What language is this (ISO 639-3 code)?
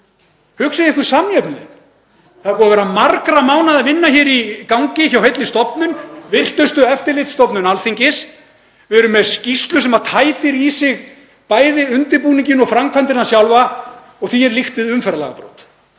isl